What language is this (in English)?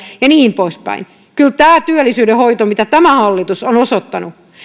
Finnish